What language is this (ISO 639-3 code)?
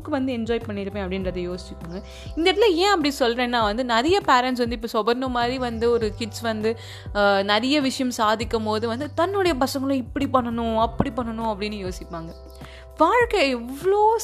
tam